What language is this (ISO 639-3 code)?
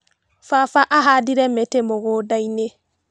kik